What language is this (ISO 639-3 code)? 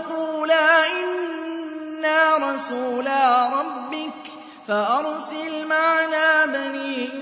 ara